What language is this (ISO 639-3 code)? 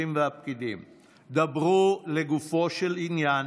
heb